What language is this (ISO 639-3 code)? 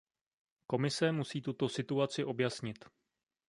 ces